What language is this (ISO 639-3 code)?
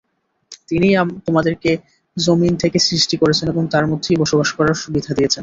ben